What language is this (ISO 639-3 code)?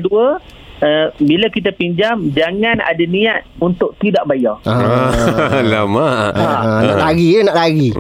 msa